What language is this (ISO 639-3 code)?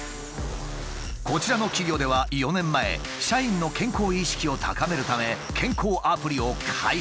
jpn